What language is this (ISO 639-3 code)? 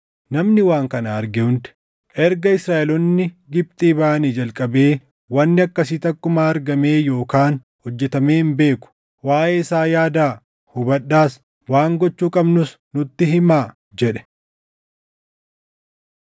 orm